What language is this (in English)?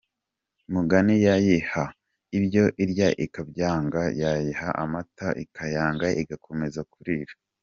Kinyarwanda